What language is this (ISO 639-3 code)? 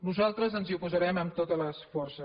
cat